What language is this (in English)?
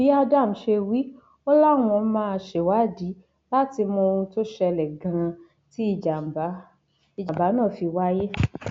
Yoruba